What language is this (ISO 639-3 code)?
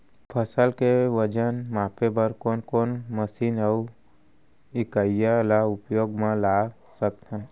hne